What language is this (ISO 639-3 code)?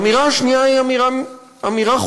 heb